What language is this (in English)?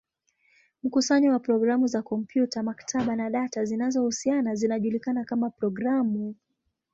Swahili